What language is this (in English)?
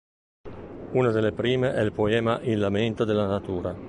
Italian